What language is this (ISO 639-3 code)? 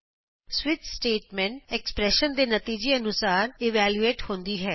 pan